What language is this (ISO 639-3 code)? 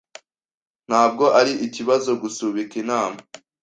kin